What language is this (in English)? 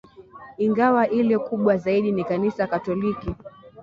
Swahili